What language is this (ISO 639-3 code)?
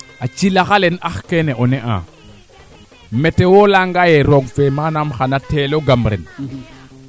srr